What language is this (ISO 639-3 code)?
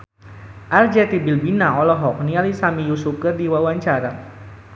sun